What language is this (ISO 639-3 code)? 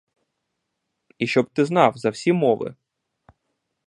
ukr